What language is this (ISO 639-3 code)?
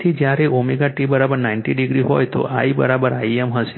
guj